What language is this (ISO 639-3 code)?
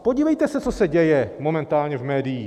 ces